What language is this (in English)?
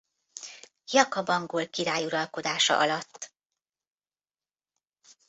Hungarian